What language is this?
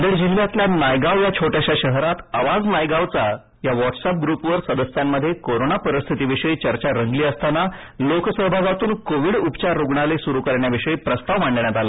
Marathi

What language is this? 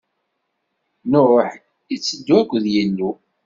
Kabyle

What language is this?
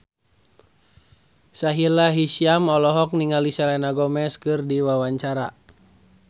Sundanese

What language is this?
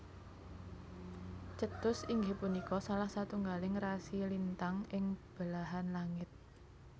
Javanese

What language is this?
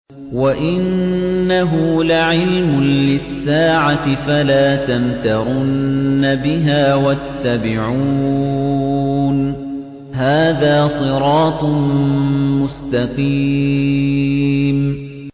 Arabic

